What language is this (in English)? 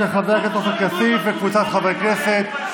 Hebrew